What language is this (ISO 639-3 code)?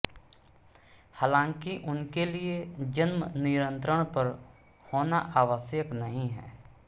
hin